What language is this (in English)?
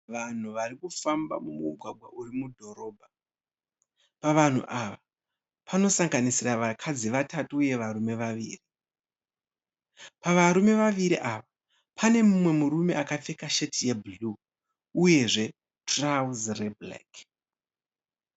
Shona